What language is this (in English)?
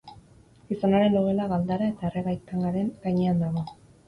Basque